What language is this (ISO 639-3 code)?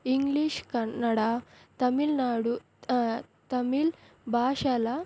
tel